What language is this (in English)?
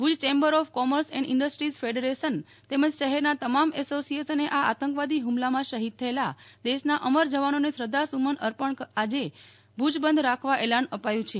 Gujarati